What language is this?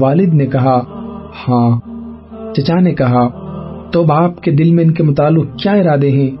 Urdu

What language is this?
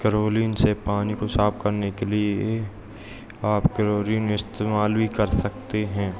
Hindi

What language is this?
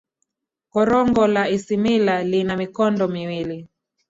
Swahili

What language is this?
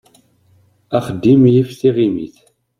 Kabyle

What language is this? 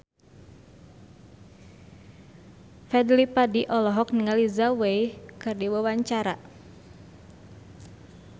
Sundanese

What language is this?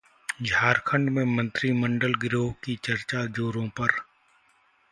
Hindi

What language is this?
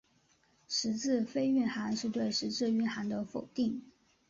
Chinese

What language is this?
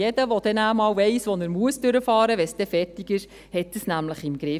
Swiss German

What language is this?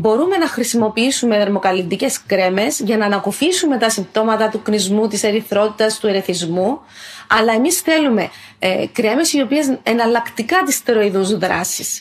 Greek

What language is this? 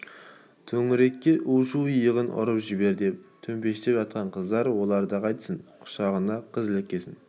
Kazakh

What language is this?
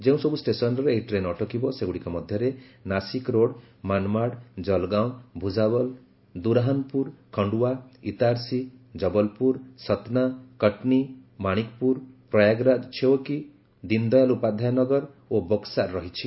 Odia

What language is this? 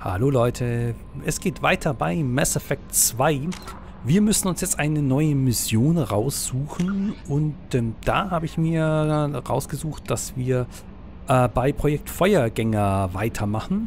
German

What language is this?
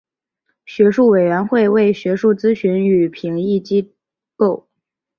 Chinese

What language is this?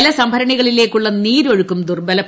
Malayalam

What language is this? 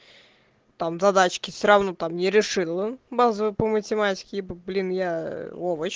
Russian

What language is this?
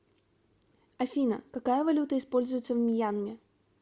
Russian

